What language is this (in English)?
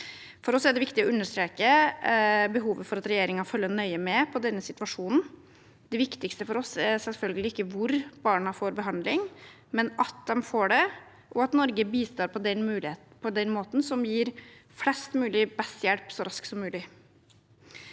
Norwegian